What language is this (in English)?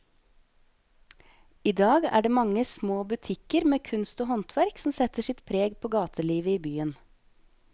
Norwegian